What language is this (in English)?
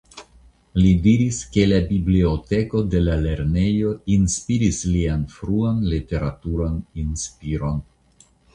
Esperanto